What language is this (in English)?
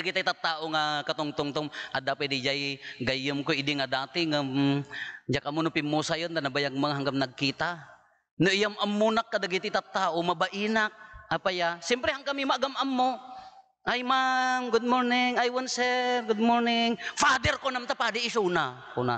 Filipino